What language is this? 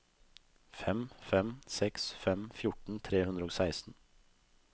Norwegian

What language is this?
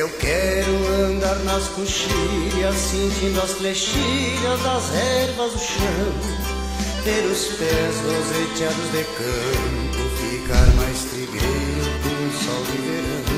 Portuguese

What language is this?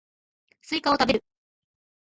Japanese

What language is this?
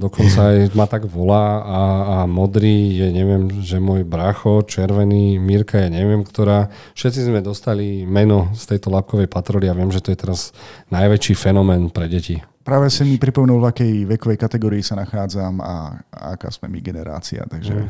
Slovak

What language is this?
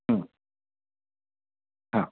Marathi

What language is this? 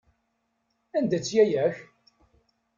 Kabyle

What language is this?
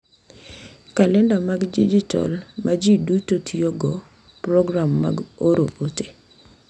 Luo (Kenya and Tanzania)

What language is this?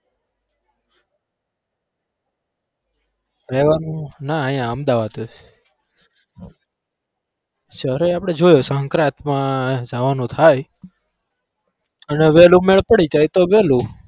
Gujarati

